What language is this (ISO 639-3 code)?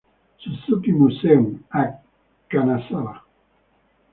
ita